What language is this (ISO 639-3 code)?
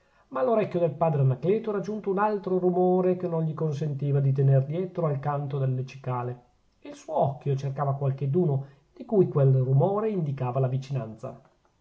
ita